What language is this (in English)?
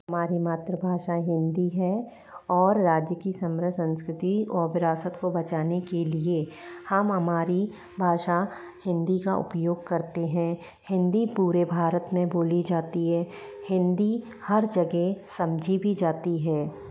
Hindi